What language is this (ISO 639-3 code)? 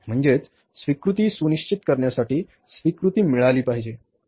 mar